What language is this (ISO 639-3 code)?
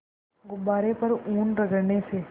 hin